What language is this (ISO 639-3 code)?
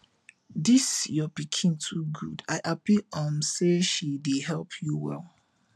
pcm